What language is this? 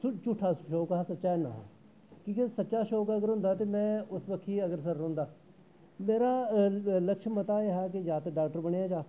Dogri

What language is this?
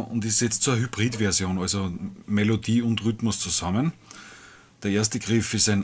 German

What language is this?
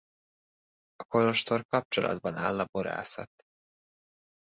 Hungarian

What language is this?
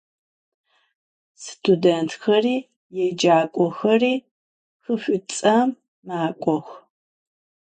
Adyghe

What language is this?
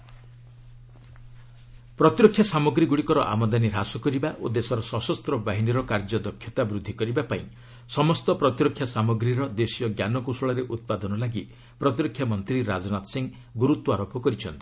Odia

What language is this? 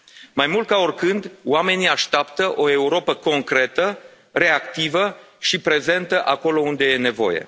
Romanian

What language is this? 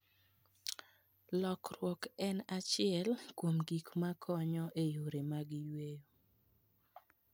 Luo (Kenya and Tanzania)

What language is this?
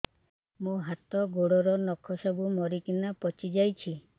Odia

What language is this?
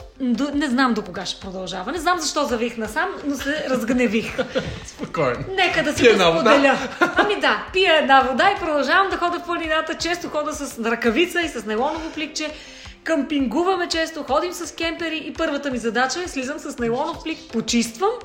Bulgarian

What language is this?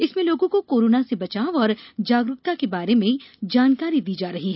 Hindi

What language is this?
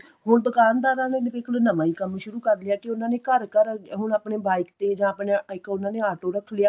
Punjabi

